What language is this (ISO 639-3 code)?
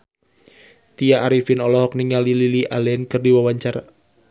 sun